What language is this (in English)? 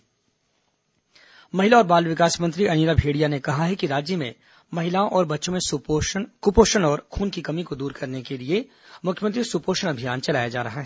Hindi